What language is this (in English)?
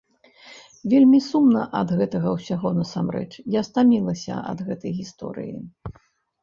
Belarusian